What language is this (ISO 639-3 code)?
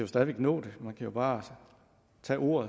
dan